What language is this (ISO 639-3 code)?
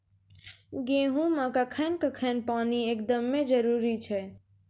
mai